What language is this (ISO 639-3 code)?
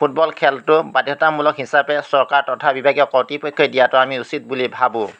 asm